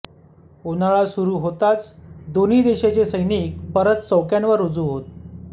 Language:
Marathi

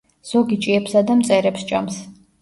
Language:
Georgian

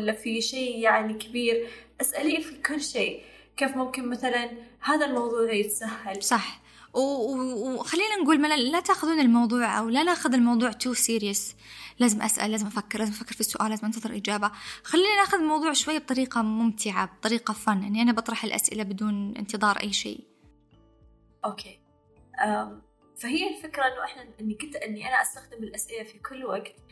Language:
Arabic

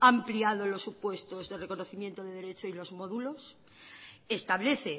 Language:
Spanish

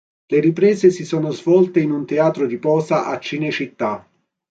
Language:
Italian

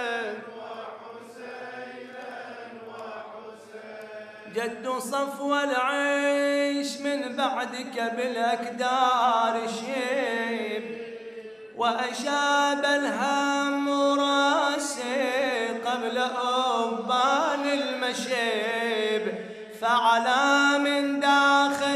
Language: Arabic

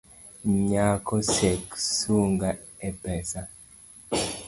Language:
Luo (Kenya and Tanzania)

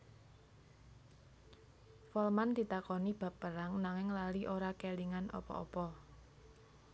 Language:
Javanese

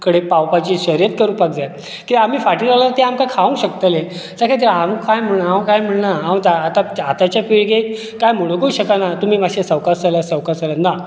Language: Konkani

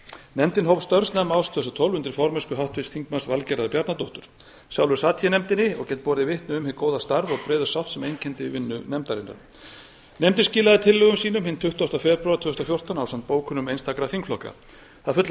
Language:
Icelandic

